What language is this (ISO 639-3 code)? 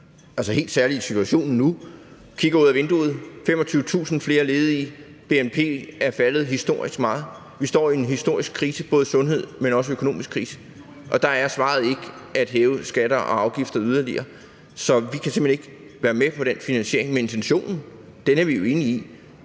dan